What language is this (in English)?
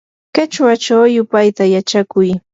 Yanahuanca Pasco Quechua